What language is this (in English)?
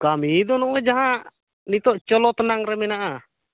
Santali